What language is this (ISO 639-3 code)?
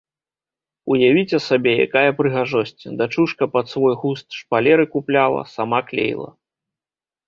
bel